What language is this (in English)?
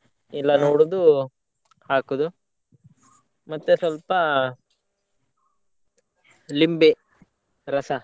Kannada